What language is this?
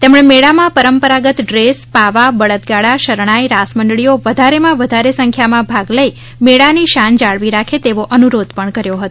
Gujarati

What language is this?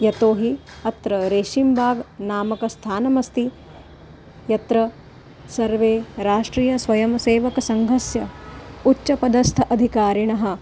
Sanskrit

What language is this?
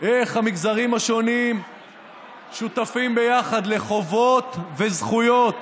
Hebrew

